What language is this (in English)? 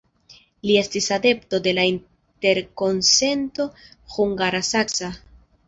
Esperanto